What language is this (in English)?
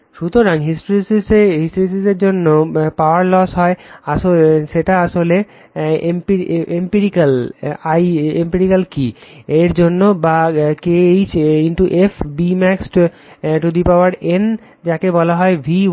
Bangla